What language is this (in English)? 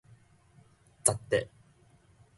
Min Nan Chinese